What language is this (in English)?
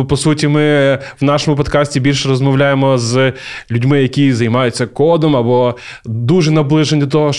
Ukrainian